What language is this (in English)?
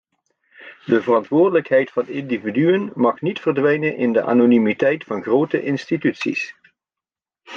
Dutch